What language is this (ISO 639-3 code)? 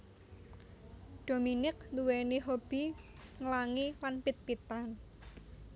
jav